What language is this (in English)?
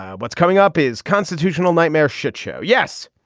English